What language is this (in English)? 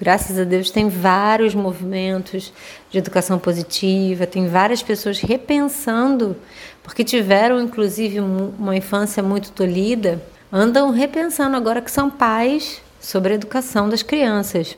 Portuguese